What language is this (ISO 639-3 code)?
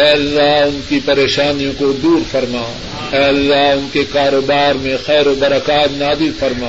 urd